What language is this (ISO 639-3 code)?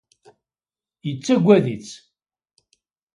kab